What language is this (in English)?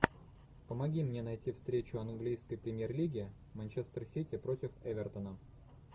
Russian